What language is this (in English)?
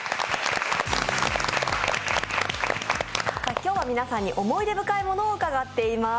Japanese